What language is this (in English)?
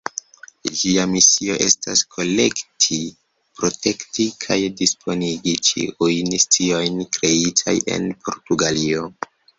Esperanto